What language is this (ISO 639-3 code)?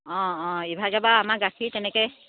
asm